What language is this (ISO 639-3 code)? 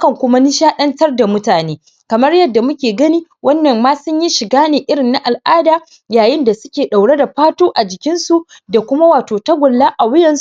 hau